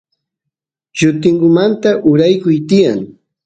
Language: Santiago del Estero Quichua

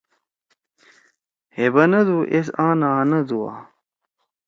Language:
Torwali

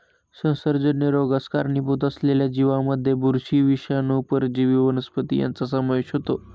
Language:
Marathi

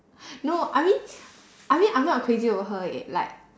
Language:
English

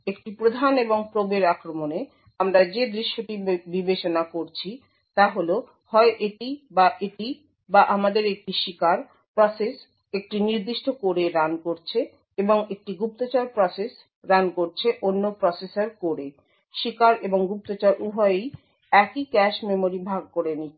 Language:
Bangla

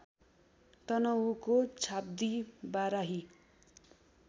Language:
Nepali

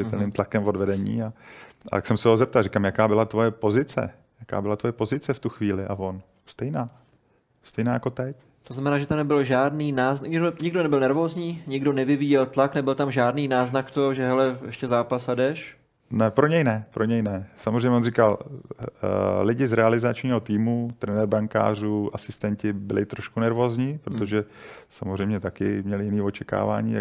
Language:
Czech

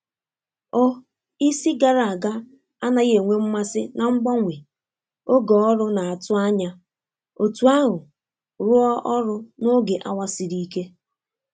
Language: Igbo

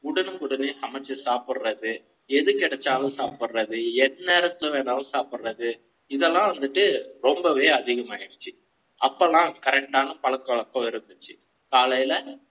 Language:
Tamil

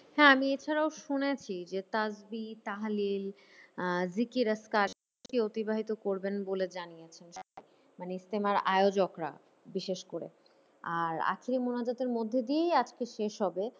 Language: Bangla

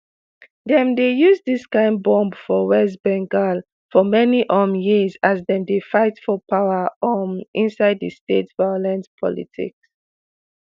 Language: Nigerian Pidgin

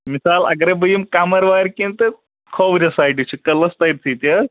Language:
Kashmiri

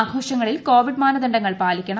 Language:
Malayalam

